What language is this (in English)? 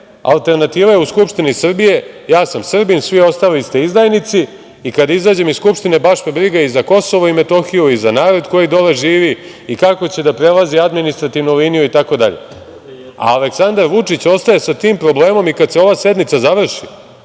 Serbian